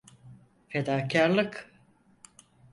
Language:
Turkish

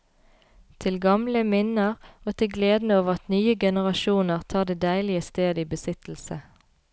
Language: Norwegian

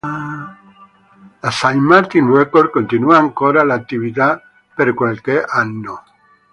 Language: Italian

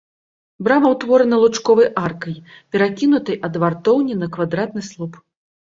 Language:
Belarusian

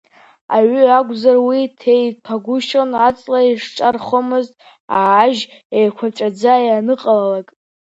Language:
Abkhazian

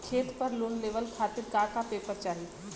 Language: Bhojpuri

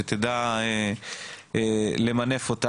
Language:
Hebrew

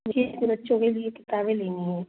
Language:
Hindi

